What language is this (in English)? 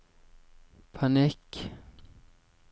Norwegian